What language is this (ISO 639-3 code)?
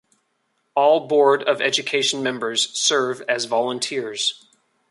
eng